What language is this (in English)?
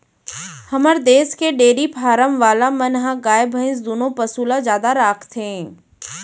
Chhattisgarhi